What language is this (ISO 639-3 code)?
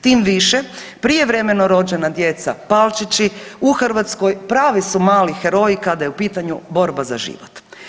hrv